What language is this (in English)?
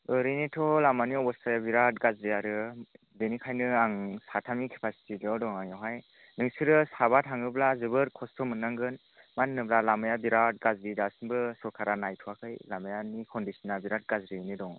Bodo